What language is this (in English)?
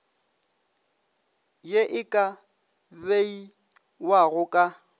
Northern Sotho